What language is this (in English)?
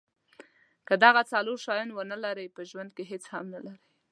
Pashto